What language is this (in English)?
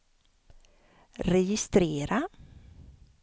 Swedish